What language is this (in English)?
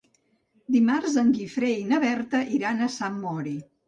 Catalan